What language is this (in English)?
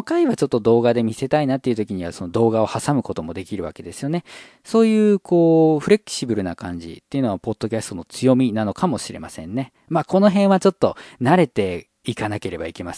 Japanese